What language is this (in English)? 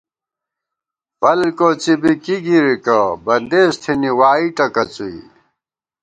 Gawar-Bati